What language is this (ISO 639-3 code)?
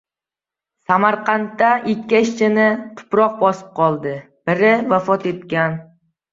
uzb